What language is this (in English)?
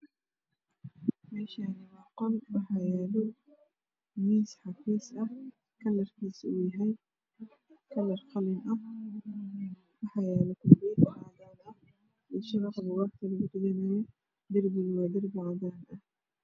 Somali